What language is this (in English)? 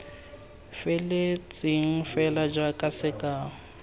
Tswana